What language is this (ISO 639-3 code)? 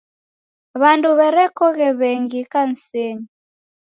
dav